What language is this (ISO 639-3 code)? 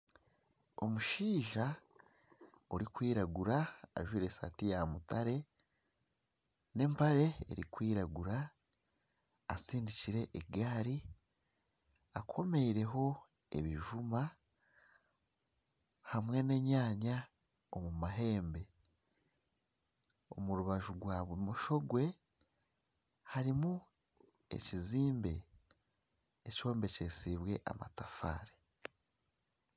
nyn